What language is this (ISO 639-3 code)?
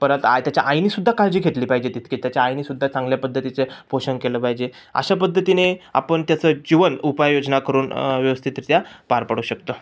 mar